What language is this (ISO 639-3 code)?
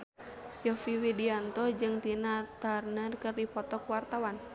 sun